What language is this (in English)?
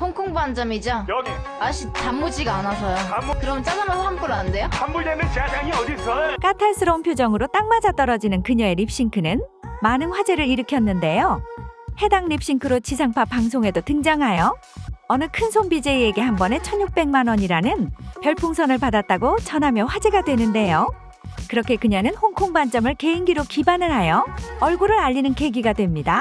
Korean